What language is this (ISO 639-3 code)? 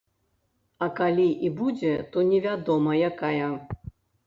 bel